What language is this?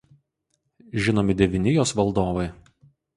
Lithuanian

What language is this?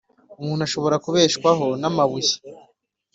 Kinyarwanda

